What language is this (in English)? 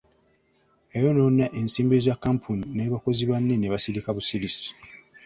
Ganda